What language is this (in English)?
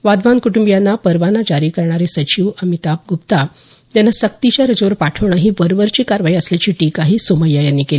Marathi